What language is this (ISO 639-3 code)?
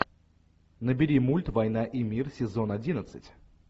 rus